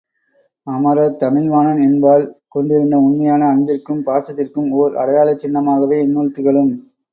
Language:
Tamil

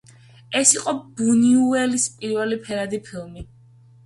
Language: Georgian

